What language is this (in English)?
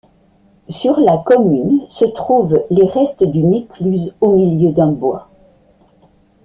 French